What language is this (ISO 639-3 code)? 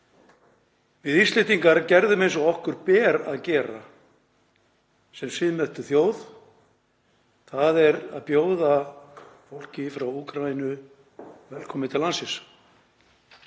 isl